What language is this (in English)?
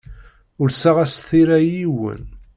Kabyle